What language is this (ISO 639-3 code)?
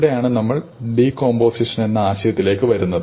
mal